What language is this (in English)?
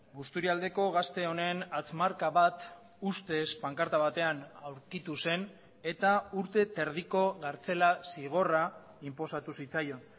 Basque